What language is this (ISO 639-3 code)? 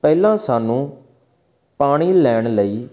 pan